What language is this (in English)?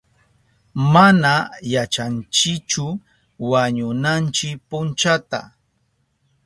Southern Pastaza Quechua